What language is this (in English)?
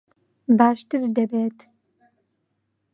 Central Kurdish